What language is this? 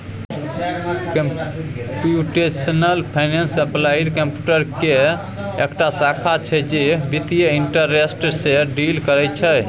Maithili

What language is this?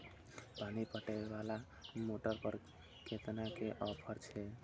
Maithili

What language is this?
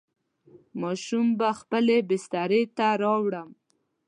Pashto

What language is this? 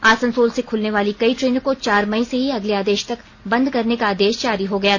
Hindi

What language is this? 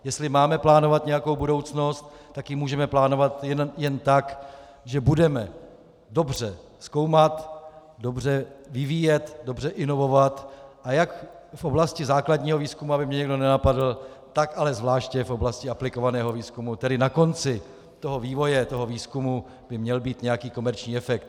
Czech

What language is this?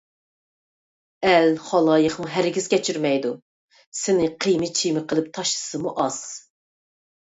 Uyghur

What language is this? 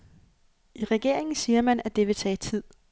Danish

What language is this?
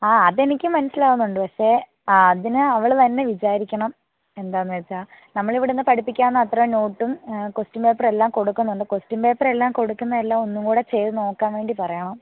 Malayalam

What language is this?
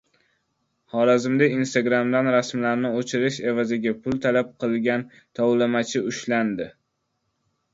Uzbek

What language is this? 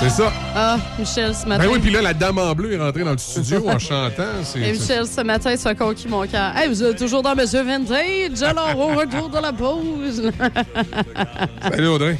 French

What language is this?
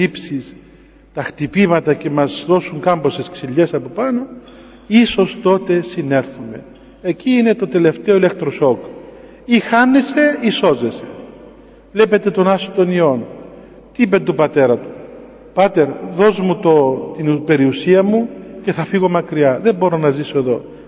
Greek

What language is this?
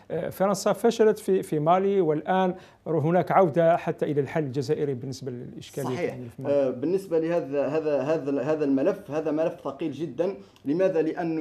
Arabic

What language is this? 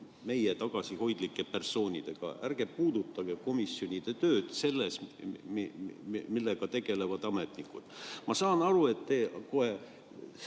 Estonian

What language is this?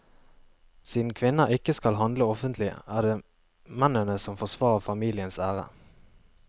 Norwegian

